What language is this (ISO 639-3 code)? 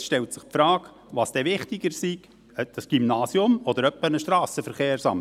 gsw